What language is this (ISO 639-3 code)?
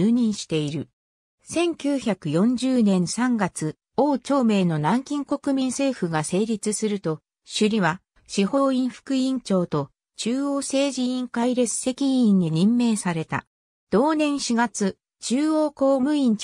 jpn